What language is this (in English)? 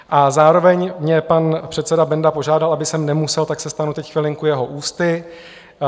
Czech